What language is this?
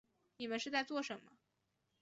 Chinese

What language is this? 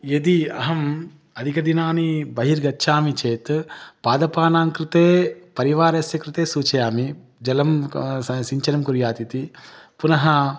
Sanskrit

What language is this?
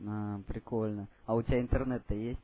Russian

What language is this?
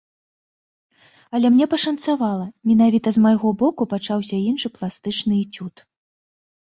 Belarusian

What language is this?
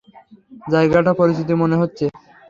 Bangla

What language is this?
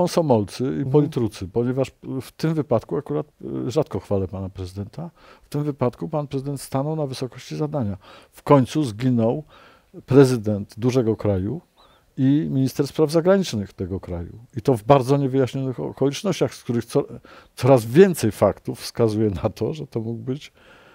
Polish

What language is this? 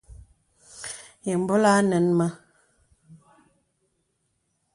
Bebele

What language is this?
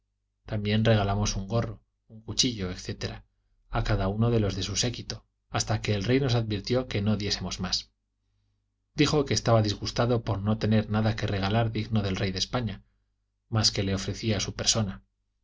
Spanish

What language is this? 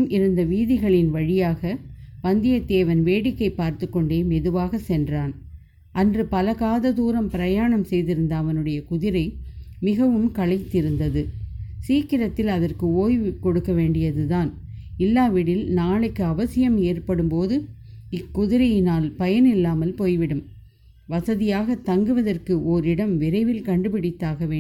Tamil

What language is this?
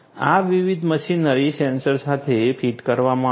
Gujarati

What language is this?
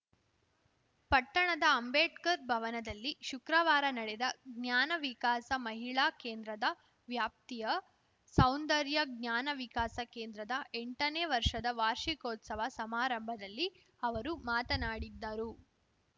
Kannada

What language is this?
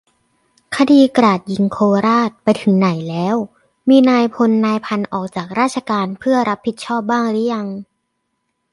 Thai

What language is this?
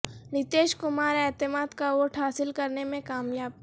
Urdu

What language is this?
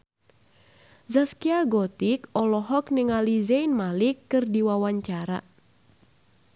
Sundanese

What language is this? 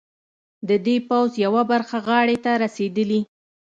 Pashto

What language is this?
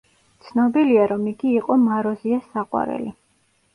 Georgian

